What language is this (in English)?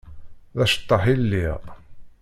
Kabyle